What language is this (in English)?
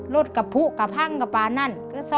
Thai